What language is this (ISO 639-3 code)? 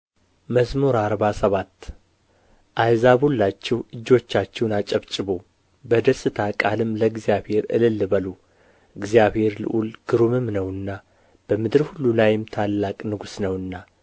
amh